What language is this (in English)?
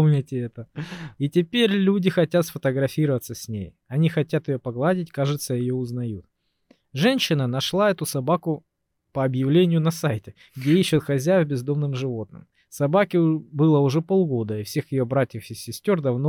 Russian